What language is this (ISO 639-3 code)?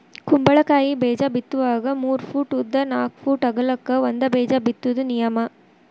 kan